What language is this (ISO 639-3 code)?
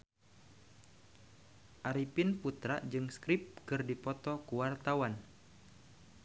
sun